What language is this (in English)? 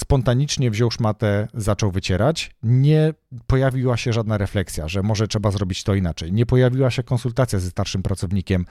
Polish